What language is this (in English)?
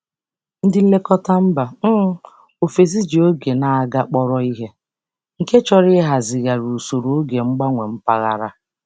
Igbo